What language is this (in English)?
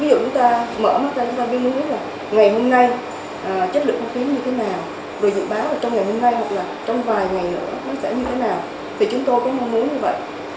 Vietnamese